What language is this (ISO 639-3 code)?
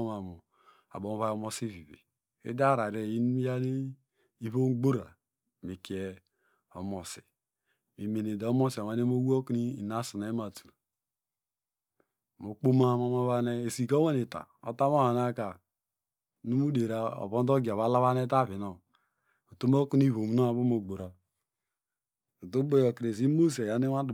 deg